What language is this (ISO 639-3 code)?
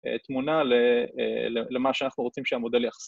heb